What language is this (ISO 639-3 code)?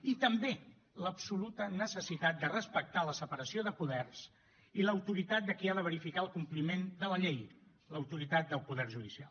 cat